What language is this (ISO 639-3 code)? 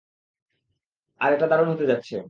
ben